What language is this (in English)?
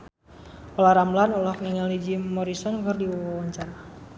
Sundanese